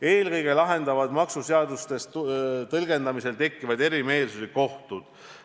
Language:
Estonian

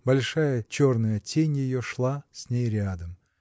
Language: Russian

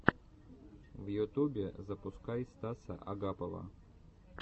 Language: Russian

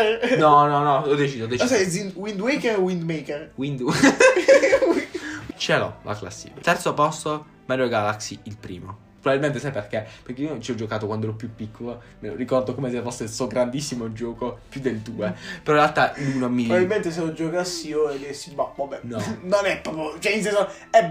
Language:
Italian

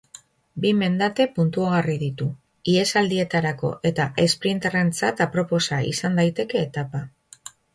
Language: Basque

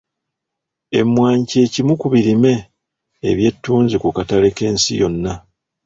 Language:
Ganda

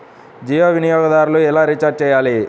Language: Telugu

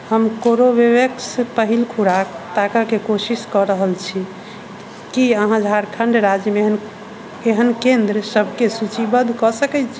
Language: Maithili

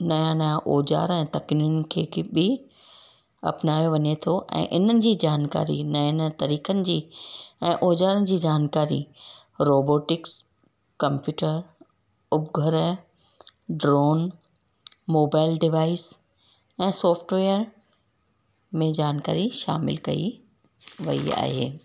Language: Sindhi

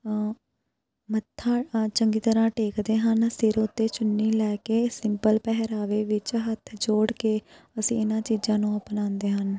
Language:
Punjabi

